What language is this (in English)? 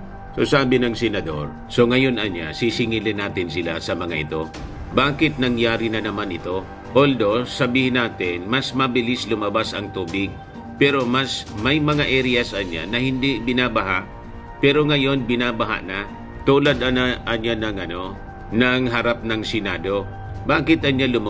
Filipino